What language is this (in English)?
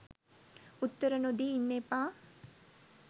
Sinhala